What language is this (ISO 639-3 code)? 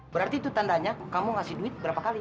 ind